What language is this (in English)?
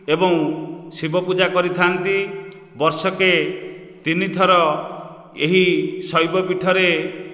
Odia